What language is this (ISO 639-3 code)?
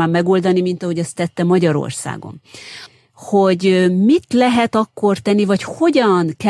hun